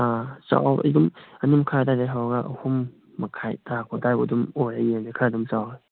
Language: Manipuri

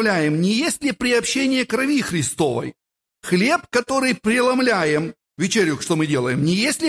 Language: Russian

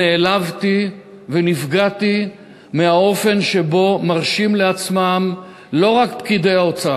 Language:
Hebrew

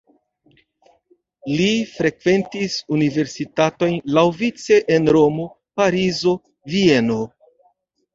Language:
Esperanto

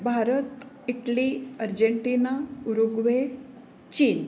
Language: Marathi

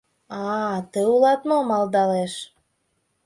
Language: Mari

